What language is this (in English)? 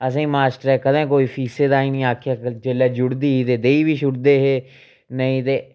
Dogri